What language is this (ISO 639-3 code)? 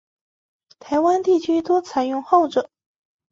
zho